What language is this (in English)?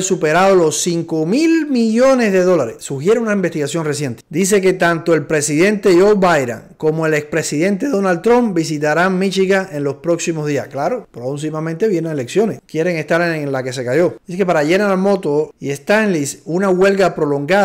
Spanish